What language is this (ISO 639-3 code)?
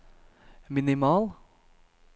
nor